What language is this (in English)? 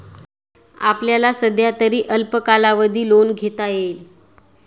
Marathi